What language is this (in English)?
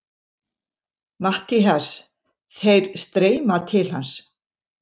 Icelandic